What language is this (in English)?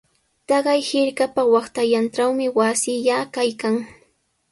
Sihuas Ancash Quechua